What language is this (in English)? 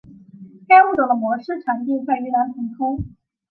Chinese